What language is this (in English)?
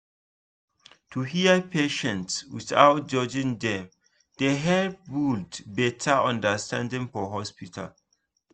Nigerian Pidgin